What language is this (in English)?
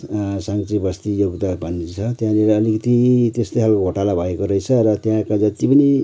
Nepali